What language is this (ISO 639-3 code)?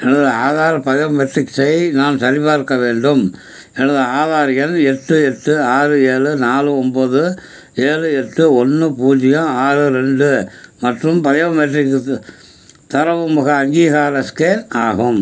tam